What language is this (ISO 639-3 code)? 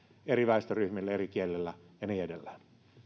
fin